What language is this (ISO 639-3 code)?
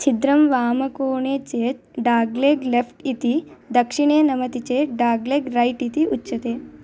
san